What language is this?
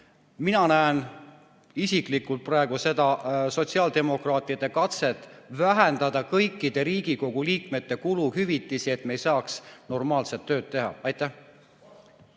Estonian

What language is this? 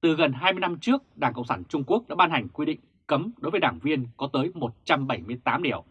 Vietnamese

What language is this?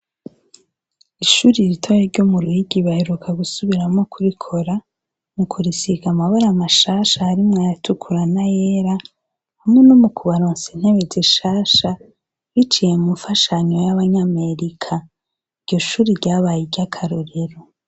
Rundi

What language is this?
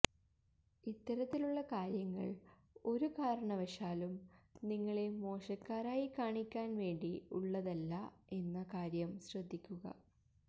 Malayalam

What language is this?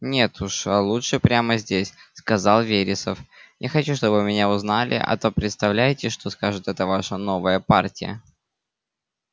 Russian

